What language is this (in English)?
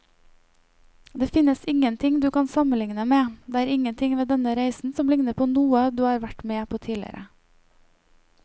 Norwegian